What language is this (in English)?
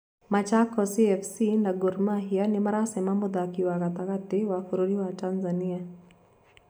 Kikuyu